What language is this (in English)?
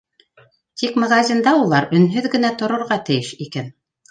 Bashkir